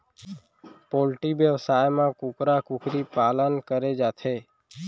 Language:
Chhattisgarhi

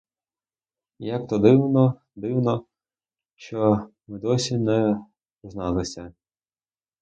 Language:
Ukrainian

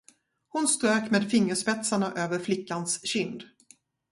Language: Swedish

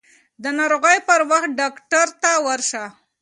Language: Pashto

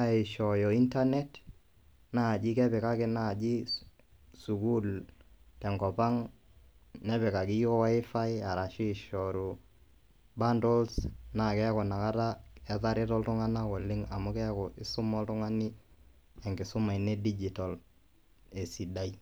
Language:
Masai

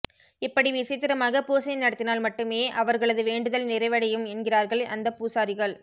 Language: Tamil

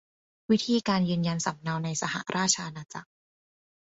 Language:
Thai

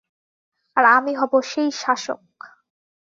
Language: Bangla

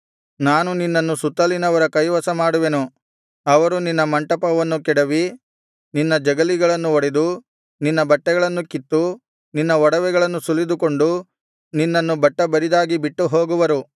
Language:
Kannada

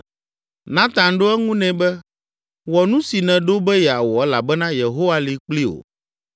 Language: Ewe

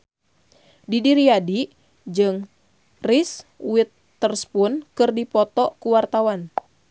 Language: Sundanese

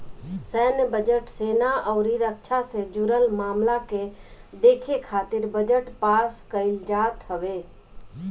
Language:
Bhojpuri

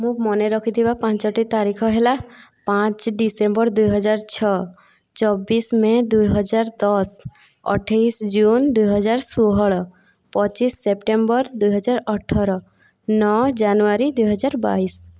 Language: Odia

